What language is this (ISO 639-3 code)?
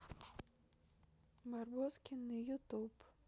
rus